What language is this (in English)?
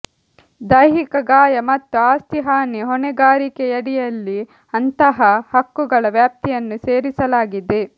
Kannada